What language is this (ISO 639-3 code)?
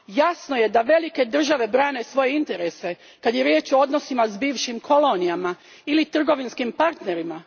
hrv